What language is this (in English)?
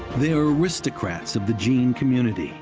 English